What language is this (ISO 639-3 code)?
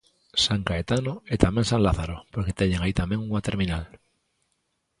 glg